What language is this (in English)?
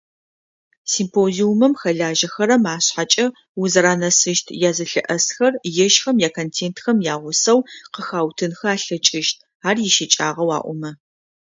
Adyghe